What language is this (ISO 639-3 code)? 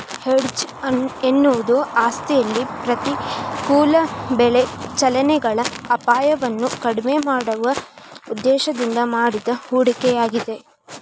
kan